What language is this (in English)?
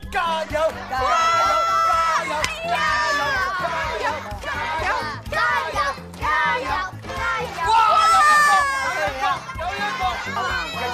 Chinese